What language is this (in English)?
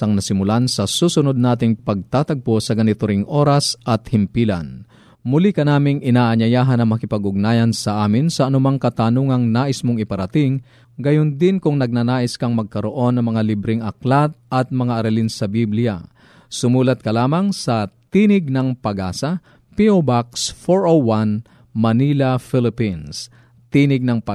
Filipino